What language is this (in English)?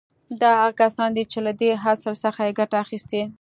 Pashto